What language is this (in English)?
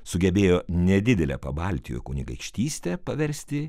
Lithuanian